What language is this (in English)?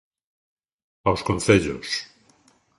Galician